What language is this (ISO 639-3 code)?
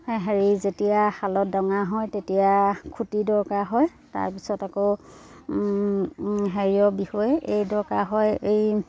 asm